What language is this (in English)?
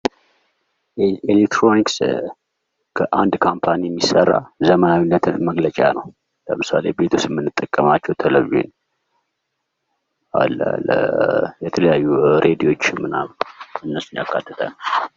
Amharic